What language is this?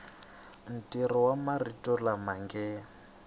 Tsonga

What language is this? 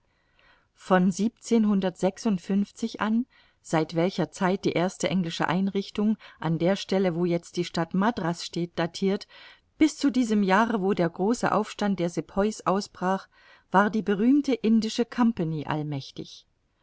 German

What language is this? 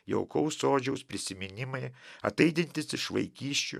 Lithuanian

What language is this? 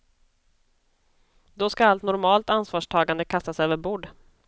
Swedish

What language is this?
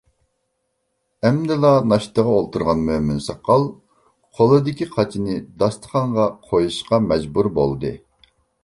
Uyghur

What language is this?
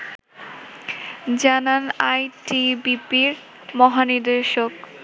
Bangla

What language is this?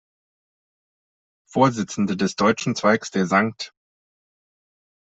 German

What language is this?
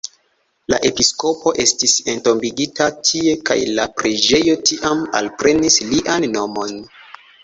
Esperanto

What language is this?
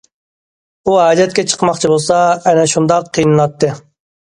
Uyghur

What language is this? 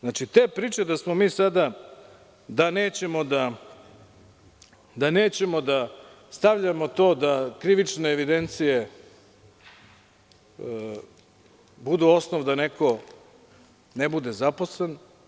Serbian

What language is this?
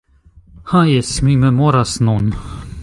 Esperanto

